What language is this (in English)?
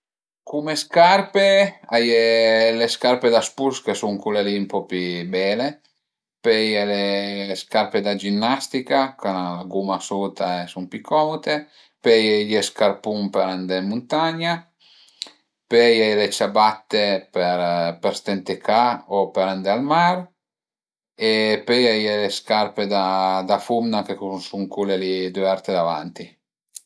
Piedmontese